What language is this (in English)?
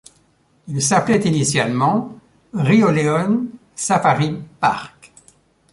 French